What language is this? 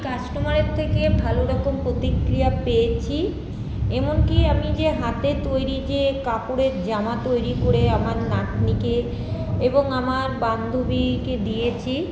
Bangla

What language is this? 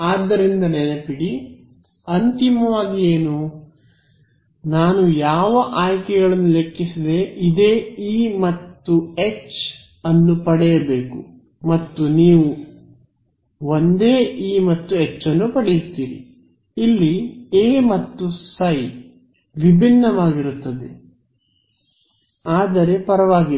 Kannada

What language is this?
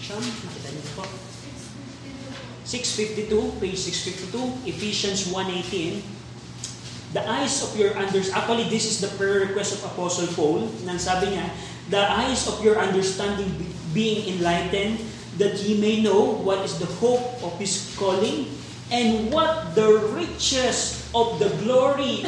Filipino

